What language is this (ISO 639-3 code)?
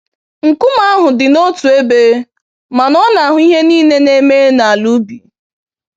ibo